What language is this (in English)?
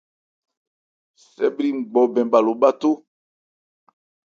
Ebrié